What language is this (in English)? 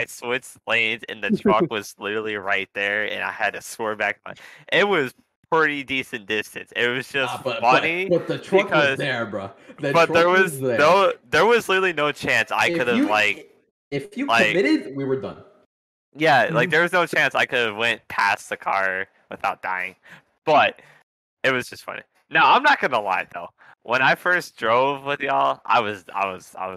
English